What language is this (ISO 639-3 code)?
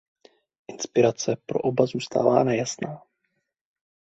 ces